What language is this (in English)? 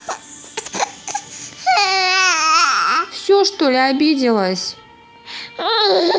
Russian